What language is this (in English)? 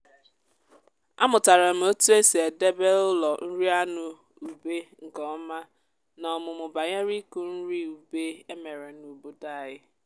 Igbo